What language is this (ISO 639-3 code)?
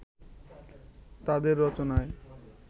ben